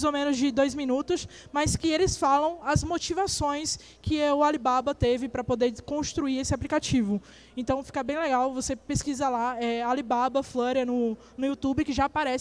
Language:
Portuguese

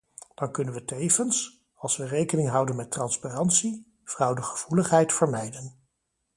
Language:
Dutch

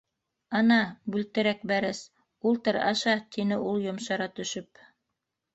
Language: Bashkir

